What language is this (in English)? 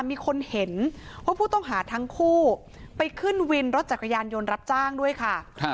Thai